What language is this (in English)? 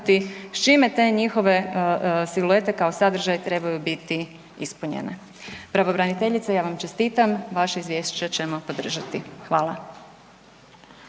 Croatian